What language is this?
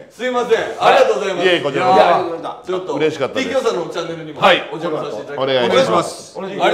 Japanese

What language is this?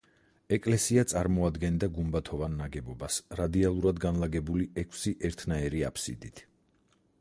Georgian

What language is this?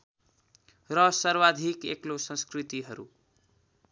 Nepali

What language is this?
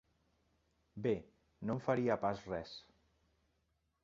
Catalan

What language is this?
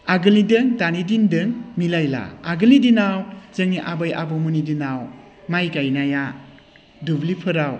Bodo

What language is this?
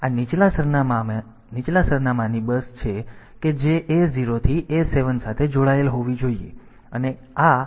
Gujarati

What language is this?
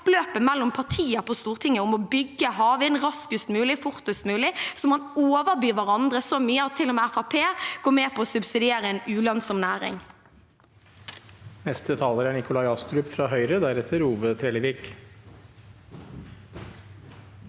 Norwegian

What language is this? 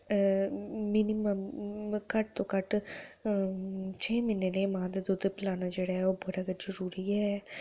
Dogri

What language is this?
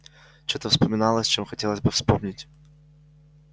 Russian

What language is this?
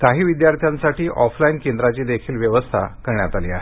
Marathi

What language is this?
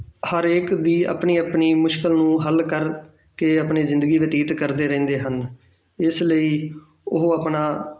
Punjabi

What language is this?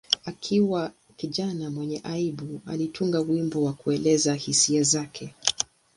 Swahili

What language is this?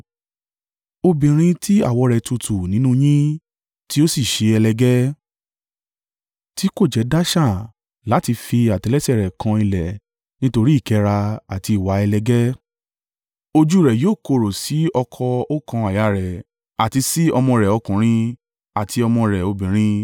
Yoruba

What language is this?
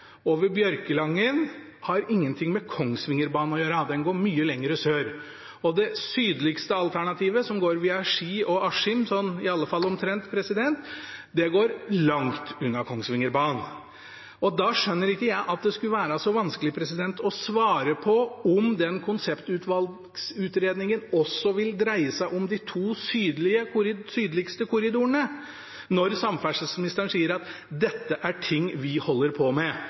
Norwegian Bokmål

